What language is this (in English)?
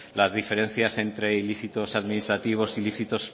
Spanish